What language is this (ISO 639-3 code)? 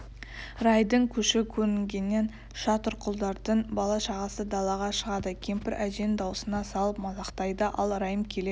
kaz